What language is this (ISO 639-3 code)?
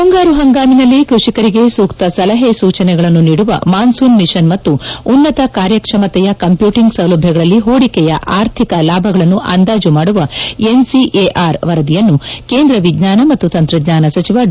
kan